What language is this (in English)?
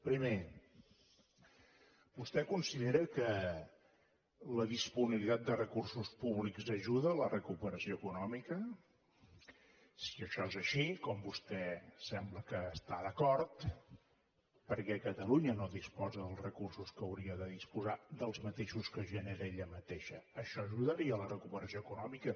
Catalan